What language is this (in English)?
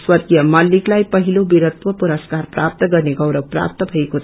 Nepali